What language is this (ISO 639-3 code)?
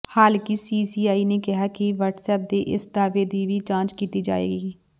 pan